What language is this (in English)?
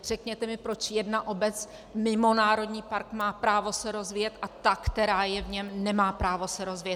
Czech